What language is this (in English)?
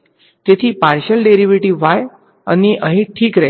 Gujarati